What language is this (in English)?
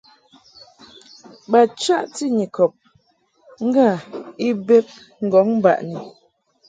Mungaka